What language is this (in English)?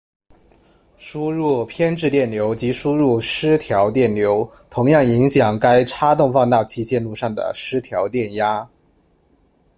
Chinese